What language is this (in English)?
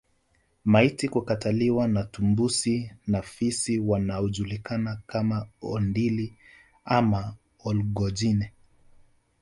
Swahili